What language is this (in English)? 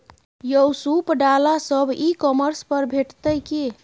Maithili